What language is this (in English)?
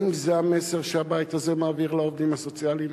Hebrew